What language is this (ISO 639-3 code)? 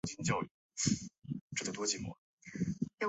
zho